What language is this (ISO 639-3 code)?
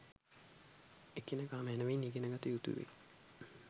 sin